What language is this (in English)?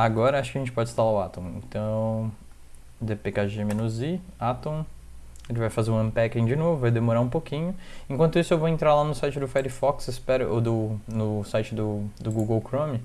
Portuguese